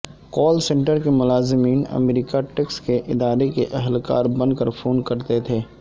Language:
Urdu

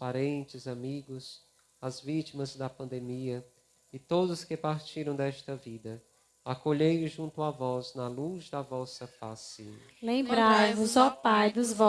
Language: Portuguese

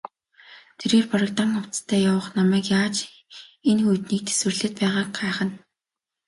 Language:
Mongolian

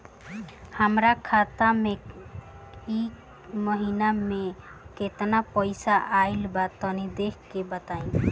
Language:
Bhojpuri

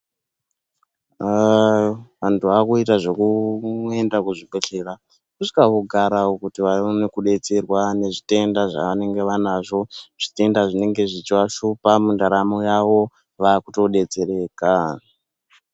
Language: Ndau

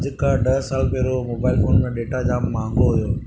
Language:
Sindhi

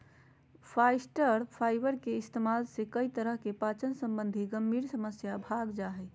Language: Magahi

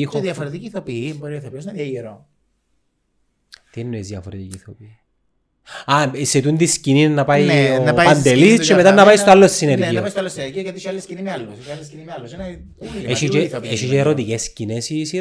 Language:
Greek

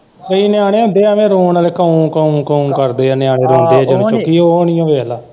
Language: Punjabi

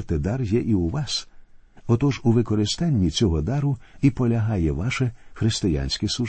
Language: Ukrainian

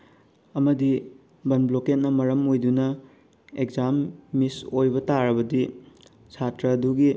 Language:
Manipuri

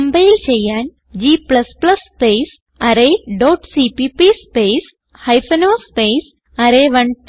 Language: Malayalam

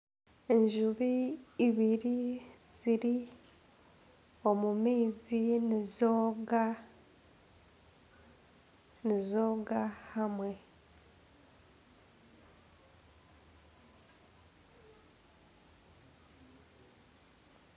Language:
Nyankole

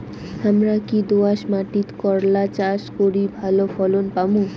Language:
Bangla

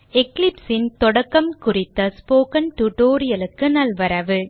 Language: Tamil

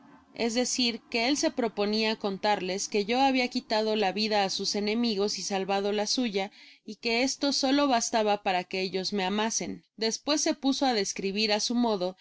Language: Spanish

